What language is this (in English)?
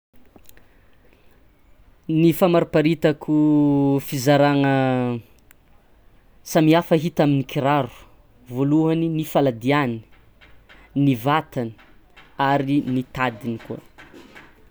Tsimihety Malagasy